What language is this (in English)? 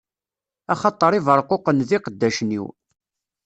Kabyle